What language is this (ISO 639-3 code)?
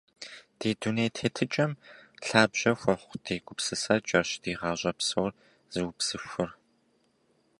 kbd